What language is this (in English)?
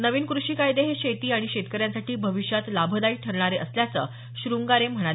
Marathi